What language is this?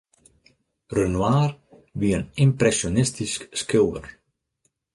Western Frisian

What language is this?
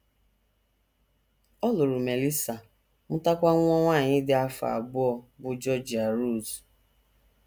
Igbo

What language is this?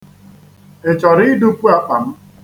Igbo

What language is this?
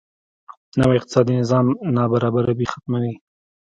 Pashto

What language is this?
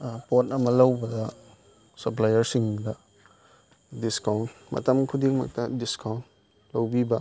Manipuri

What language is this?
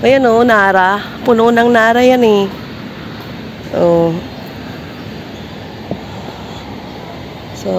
Filipino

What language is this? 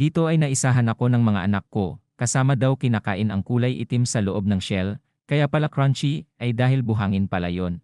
Filipino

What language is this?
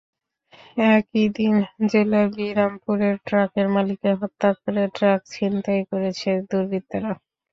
Bangla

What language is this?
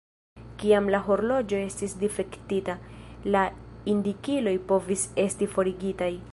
Esperanto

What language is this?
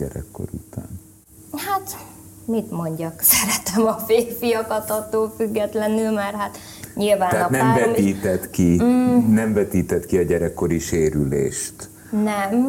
Hungarian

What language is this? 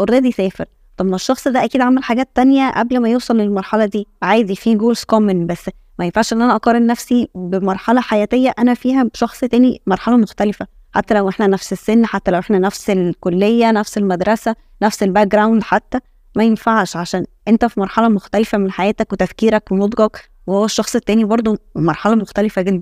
Arabic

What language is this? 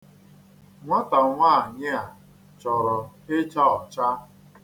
Igbo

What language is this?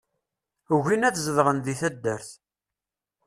Kabyle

